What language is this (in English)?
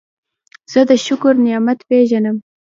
Pashto